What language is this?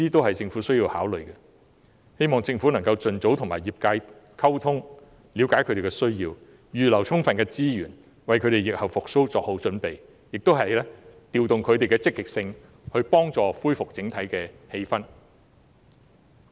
Cantonese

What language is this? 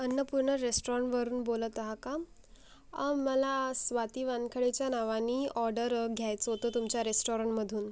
Marathi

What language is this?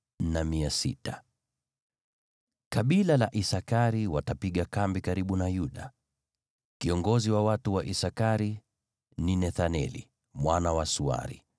Swahili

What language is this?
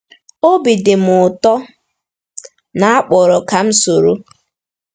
Igbo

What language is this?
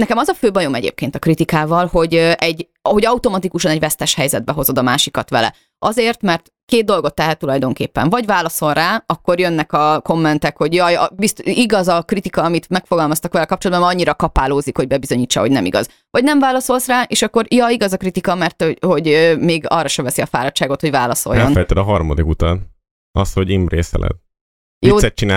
Hungarian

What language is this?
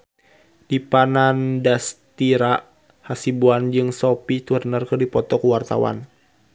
Sundanese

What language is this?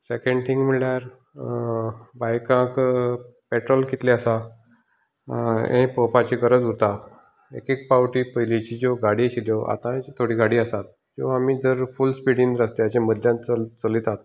Konkani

